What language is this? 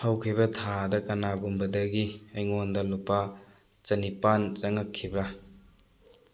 Manipuri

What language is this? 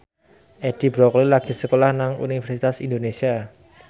Javanese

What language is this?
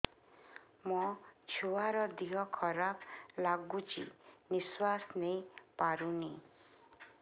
Odia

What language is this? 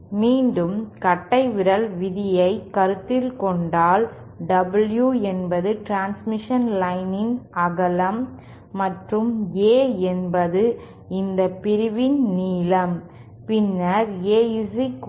Tamil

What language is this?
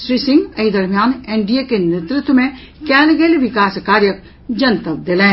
Maithili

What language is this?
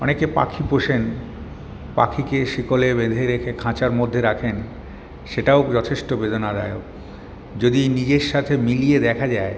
Bangla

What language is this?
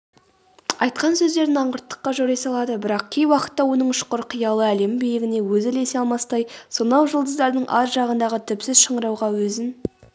Kazakh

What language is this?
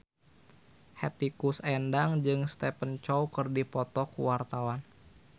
Sundanese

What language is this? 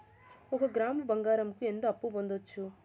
Telugu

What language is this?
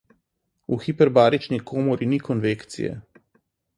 Slovenian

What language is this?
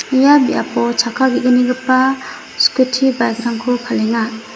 Garo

